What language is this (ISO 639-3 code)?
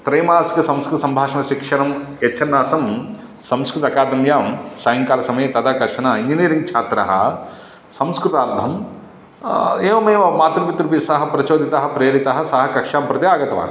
san